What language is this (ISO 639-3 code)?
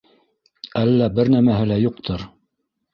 bak